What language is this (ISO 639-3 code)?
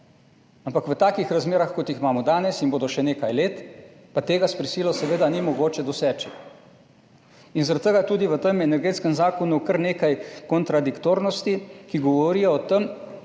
slv